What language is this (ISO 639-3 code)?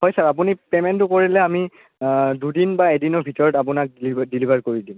asm